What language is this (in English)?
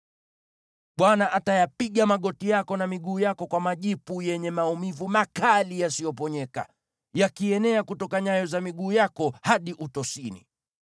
Swahili